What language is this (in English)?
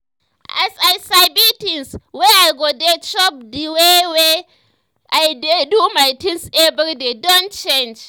Nigerian Pidgin